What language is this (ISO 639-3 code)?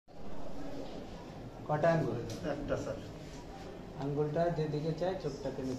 ara